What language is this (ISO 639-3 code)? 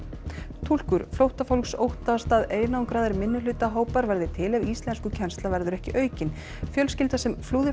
isl